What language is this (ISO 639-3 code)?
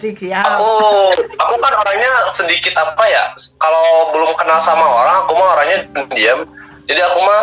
ind